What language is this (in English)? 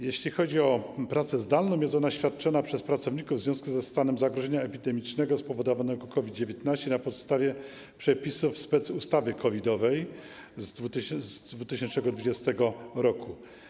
Polish